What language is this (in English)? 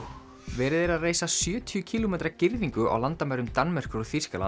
Icelandic